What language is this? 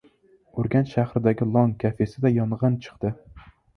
Uzbek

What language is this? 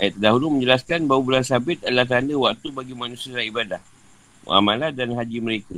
Malay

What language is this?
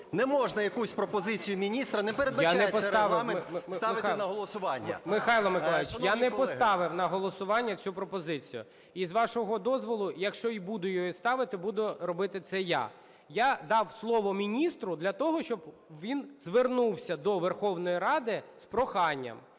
Ukrainian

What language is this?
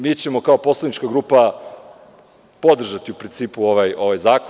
Serbian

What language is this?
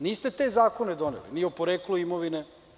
Serbian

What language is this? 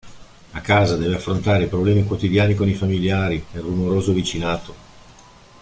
Italian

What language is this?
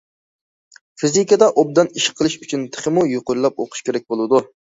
Uyghur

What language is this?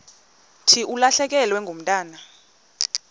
Xhosa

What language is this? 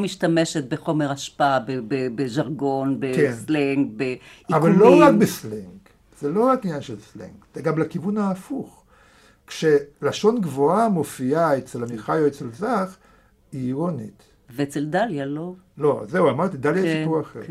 Hebrew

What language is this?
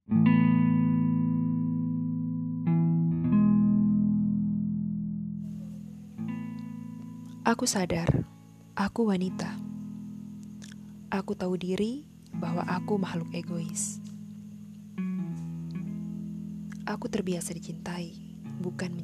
Indonesian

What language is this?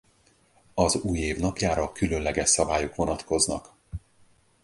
Hungarian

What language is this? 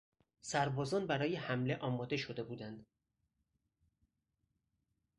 Persian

